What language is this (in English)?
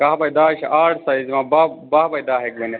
Kashmiri